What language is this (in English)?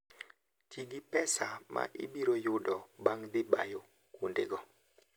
Luo (Kenya and Tanzania)